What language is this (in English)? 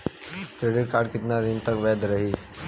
Bhojpuri